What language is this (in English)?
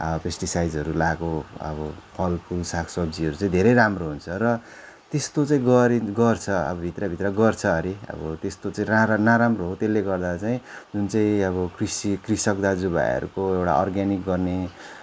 Nepali